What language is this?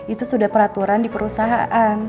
Indonesian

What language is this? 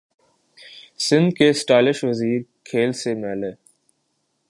Urdu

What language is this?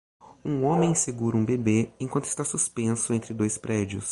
Portuguese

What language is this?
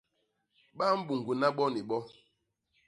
Basaa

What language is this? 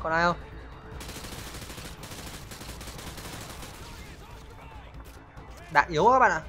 Vietnamese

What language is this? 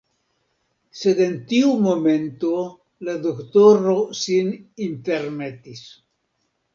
Esperanto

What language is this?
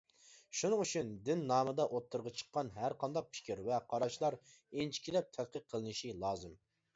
Uyghur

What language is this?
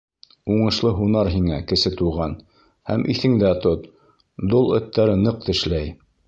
Bashkir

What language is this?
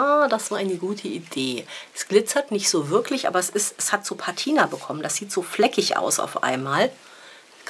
German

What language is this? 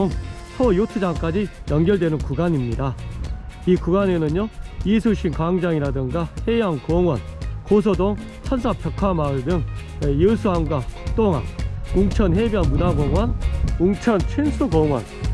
Korean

